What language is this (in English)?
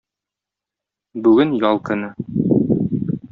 Tatar